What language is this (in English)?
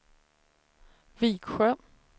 Swedish